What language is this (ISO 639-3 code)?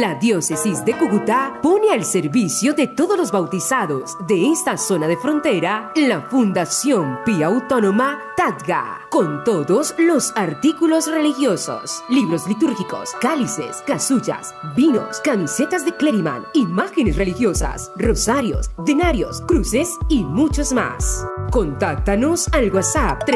spa